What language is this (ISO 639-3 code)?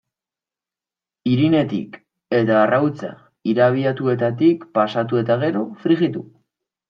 eus